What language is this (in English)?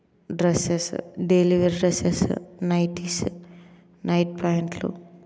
Telugu